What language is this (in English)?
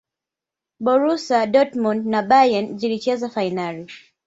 Swahili